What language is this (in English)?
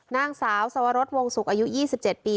Thai